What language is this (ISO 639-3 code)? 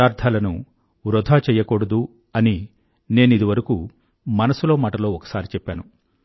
tel